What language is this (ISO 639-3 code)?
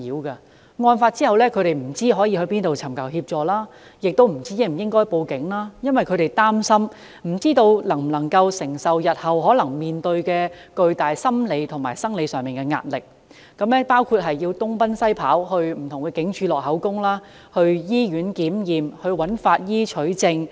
yue